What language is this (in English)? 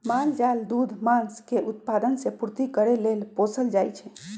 Magahi